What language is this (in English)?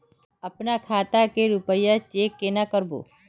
Magahi